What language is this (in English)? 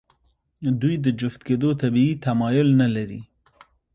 Pashto